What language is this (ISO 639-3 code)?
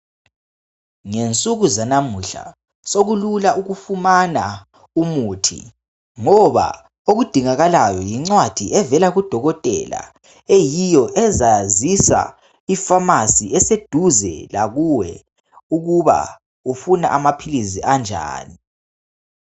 nde